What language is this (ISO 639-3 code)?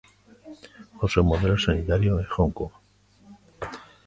glg